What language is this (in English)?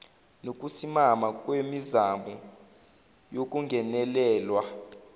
Zulu